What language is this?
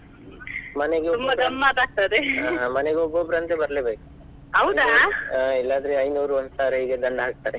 Kannada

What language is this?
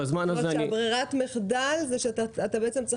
Hebrew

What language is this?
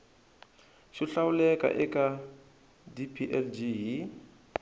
Tsonga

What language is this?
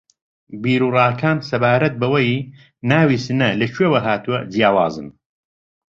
Central Kurdish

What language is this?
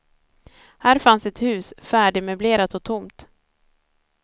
Swedish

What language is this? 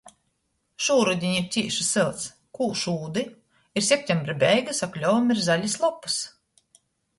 Latgalian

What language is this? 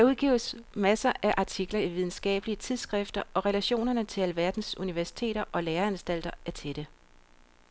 Danish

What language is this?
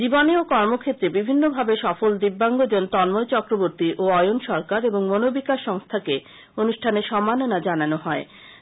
Bangla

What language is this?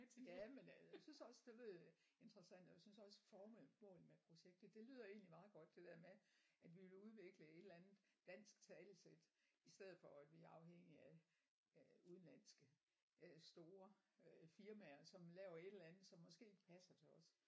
Danish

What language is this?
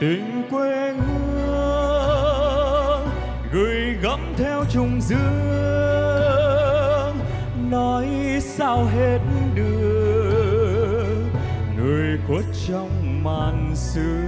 Vietnamese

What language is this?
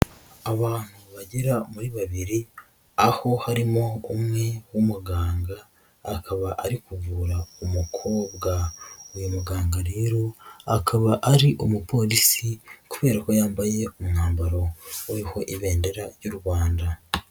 Kinyarwanda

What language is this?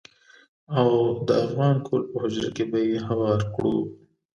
Pashto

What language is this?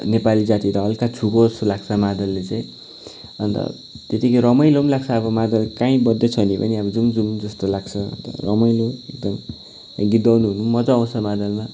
Nepali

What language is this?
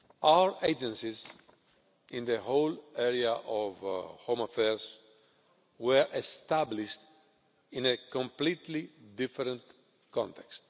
English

